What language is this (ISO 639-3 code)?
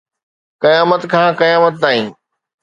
snd